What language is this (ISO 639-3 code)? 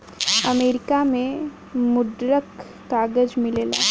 bho